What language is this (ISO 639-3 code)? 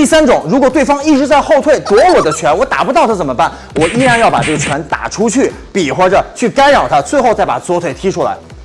zho